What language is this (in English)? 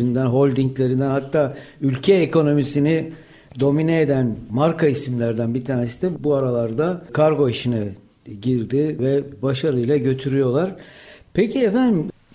Turkish